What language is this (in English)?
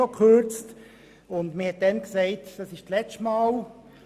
Swiss German